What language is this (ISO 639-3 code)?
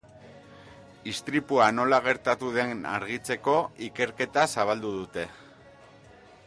eus